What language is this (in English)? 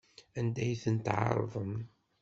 Kabyle